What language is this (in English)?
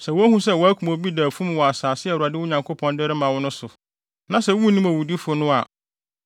Akan